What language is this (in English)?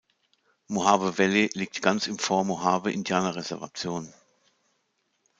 German